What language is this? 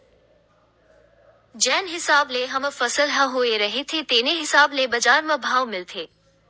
Chhattisgarhi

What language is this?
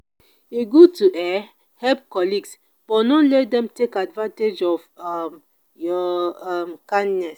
Nigerian Pidgin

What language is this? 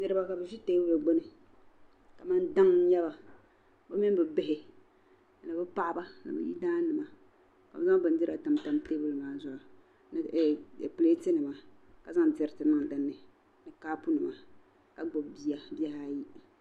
Dagbani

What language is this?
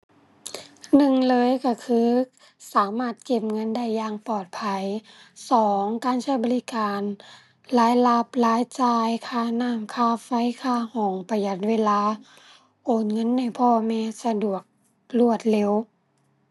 Thai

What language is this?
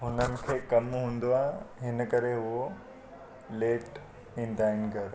Sindhi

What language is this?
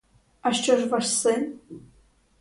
Ukrainian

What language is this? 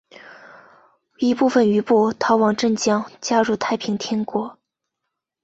Chinese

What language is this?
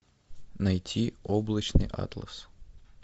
Russian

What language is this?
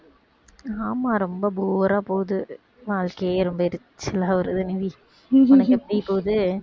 Tamil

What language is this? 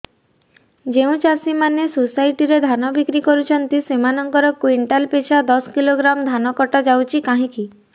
Odia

